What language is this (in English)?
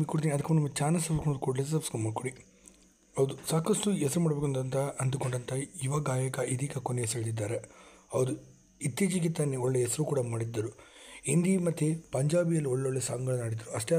Arabic